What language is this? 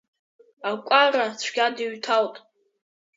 Abkhazian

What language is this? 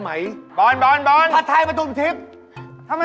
Thai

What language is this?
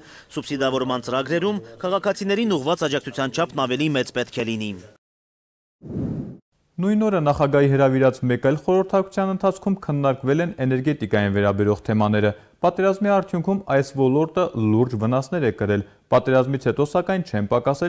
Turkish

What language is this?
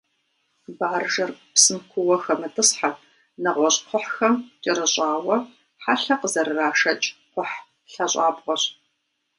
Kabardian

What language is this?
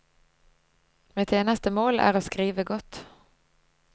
Norwegian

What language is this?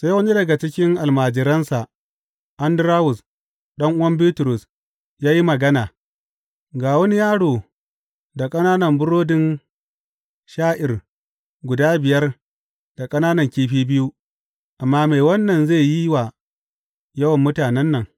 Hausa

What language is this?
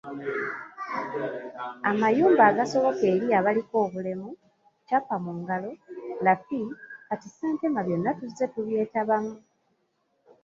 Ganda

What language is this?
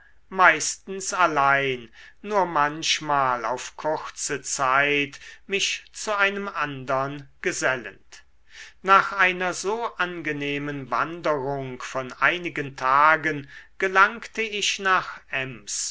German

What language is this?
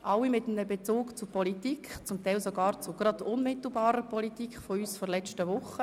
Swiss German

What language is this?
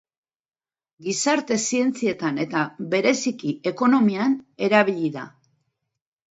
Basque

